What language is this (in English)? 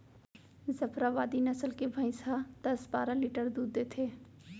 Chhattisgarhi